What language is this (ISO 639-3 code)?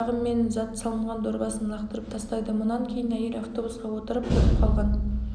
kaz